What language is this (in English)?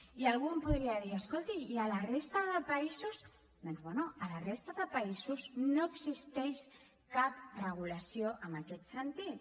Catalan